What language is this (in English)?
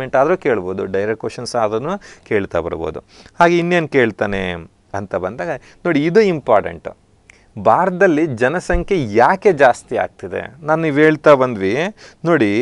Hindi